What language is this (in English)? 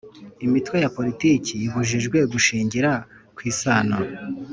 Kinyarwanda